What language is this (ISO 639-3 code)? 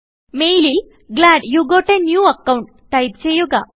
mal